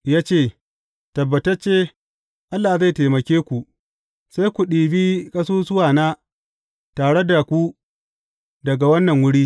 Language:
Hausa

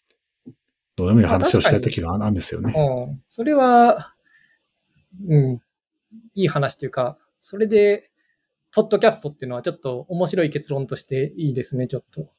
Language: Japanese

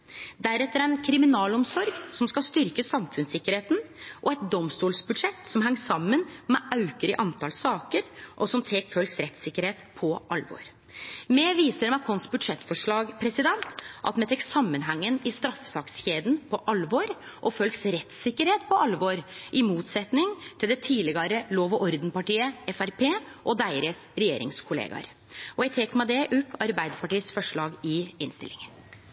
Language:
Norwegian Nynorsk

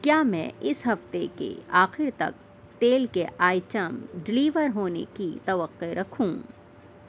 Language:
Urdu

